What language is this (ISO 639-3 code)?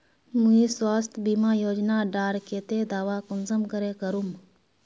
mag